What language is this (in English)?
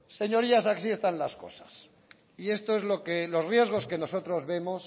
Spanish